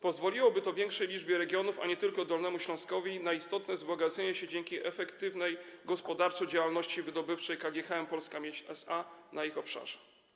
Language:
Polish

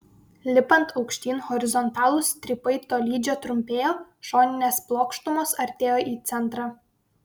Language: Lithuanian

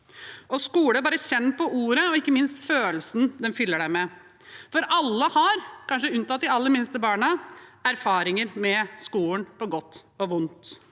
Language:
Norwegian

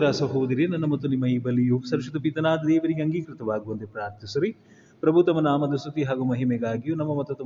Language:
Kannada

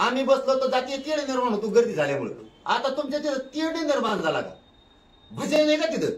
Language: Marathi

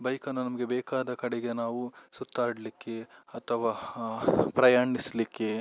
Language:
Kannada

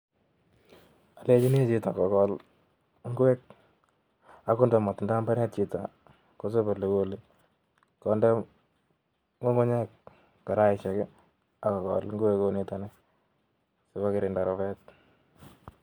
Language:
Kalenjin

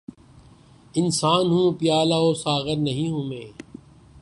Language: Urdu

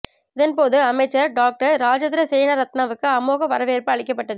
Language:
Tamil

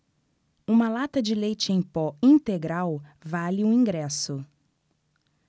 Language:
Portuguese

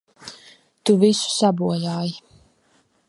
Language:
Latvian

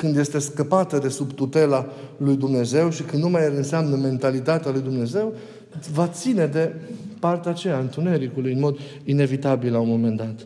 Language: Romanian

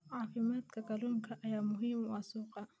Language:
Somali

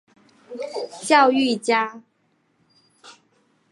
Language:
Chinese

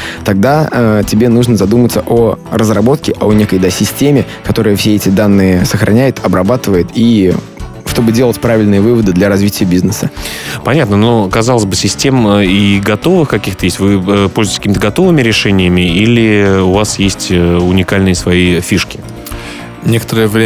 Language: Russian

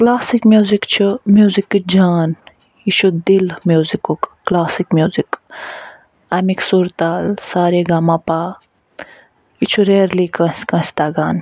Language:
Kashmiri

